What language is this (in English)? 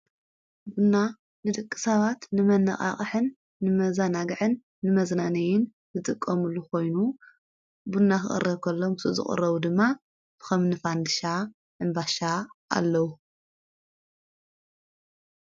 Tigrinya